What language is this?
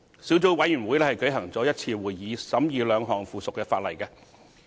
Cantonese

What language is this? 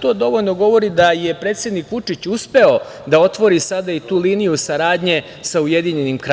Serbian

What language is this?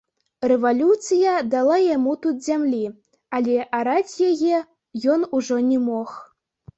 Belarusian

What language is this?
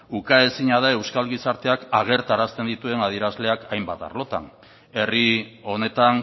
Basque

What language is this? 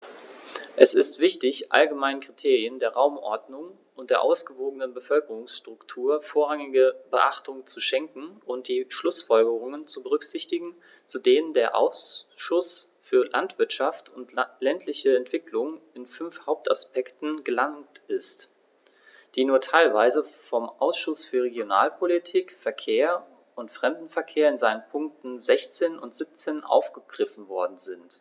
German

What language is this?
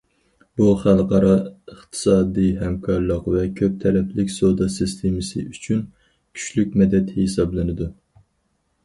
Uyghur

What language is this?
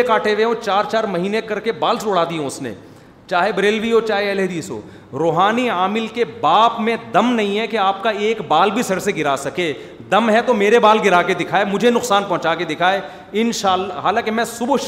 Urdu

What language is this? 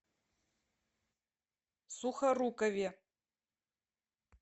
Russian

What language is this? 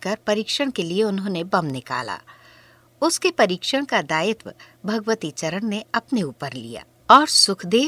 Hindi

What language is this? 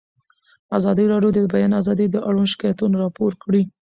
Pashto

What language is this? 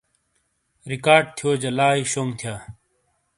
Shina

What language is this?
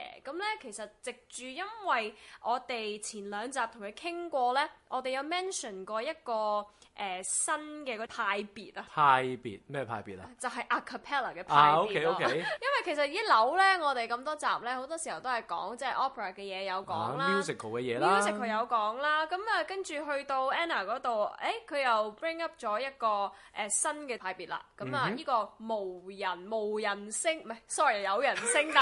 Chinese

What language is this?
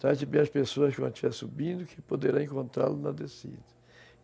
Portuguese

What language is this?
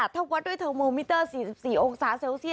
Thai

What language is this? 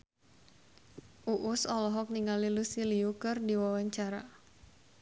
Sundanese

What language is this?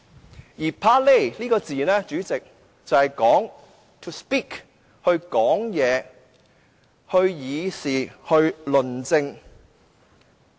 Cantonese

